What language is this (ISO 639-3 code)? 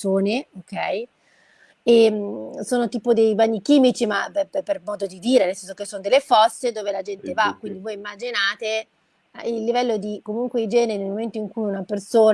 ita